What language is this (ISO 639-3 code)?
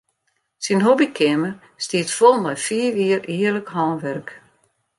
fry